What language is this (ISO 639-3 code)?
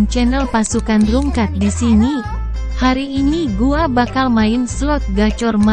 ind